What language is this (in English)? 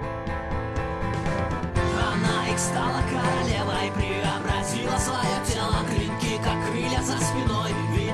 Russian